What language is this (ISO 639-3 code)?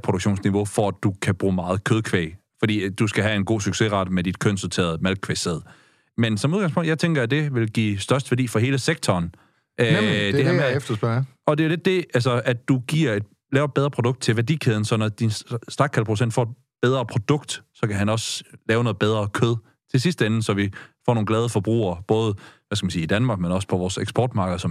dan